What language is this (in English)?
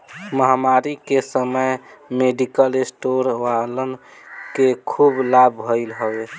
Bhojpuri